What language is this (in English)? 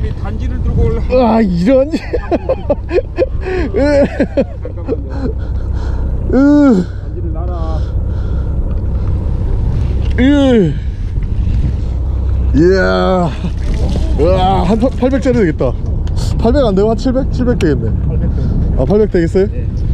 Korean